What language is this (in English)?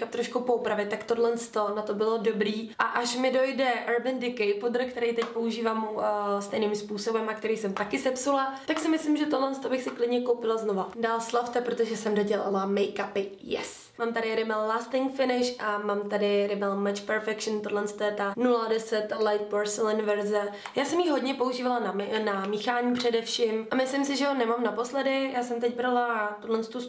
Czech